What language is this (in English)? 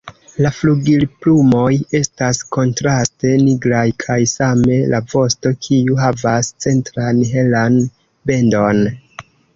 Esperanto